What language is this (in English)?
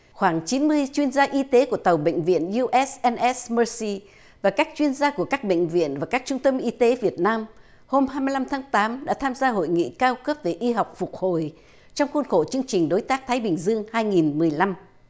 Vietnamese